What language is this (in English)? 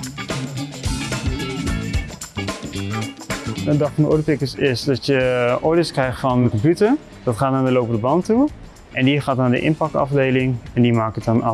Dutch